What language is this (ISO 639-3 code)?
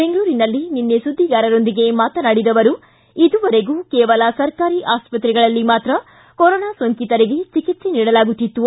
kan